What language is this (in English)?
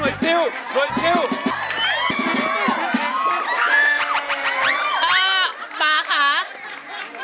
Thai